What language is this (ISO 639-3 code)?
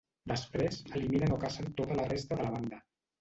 cat